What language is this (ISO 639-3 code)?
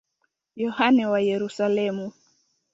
swa